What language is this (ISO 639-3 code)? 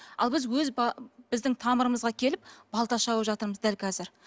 kaz